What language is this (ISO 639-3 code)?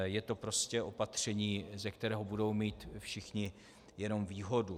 ces